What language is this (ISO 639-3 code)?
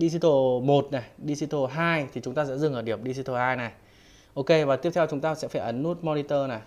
vie